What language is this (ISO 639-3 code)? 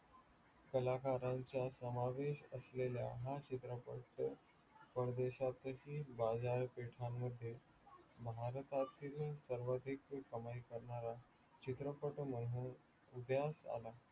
mar